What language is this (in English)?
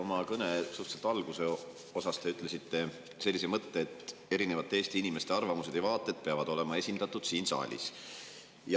Estonian